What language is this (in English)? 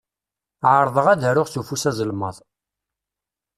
Kabyle